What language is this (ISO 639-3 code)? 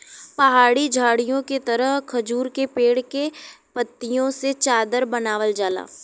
bho